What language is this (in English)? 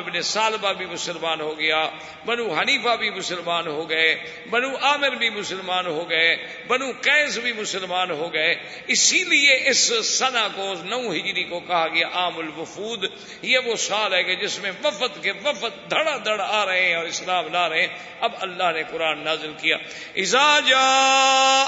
Urdu